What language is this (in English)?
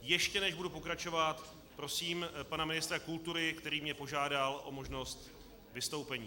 Czech